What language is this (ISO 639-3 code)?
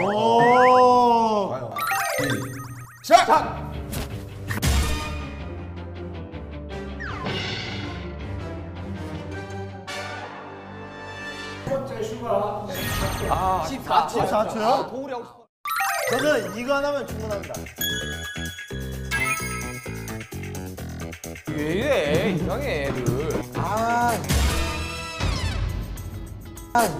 kor